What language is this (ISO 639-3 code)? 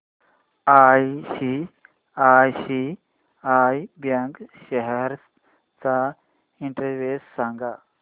mar